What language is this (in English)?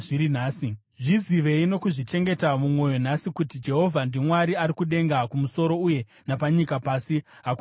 Shona